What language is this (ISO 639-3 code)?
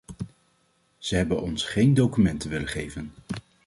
nld